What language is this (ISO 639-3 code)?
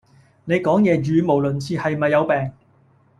yue